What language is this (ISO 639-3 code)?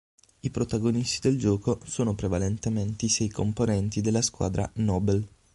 ita